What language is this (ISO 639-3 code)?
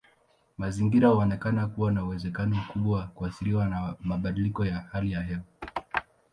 swa